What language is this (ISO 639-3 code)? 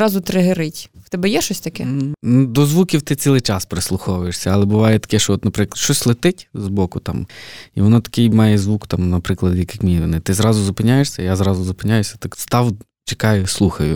ukr